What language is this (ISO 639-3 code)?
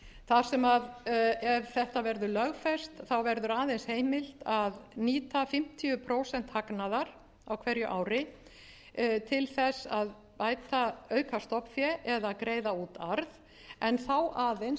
isl